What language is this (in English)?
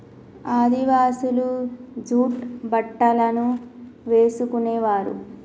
Telugu